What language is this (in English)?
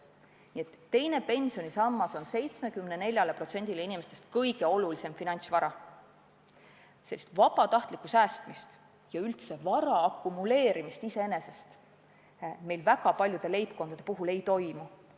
Estonian